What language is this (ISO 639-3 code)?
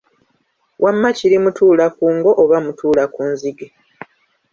lug